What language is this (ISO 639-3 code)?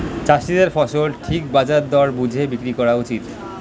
ben